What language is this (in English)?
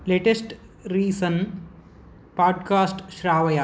Sanskrit